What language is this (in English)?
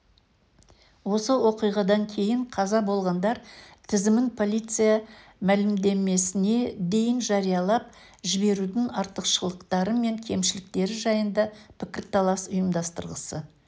Kazakh